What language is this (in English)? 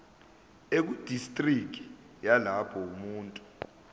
Zulu